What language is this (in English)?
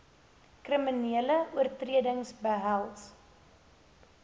Afrikaans